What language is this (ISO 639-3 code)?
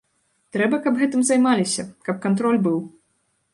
bel